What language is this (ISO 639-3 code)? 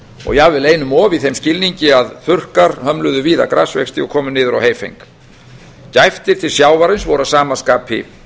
isl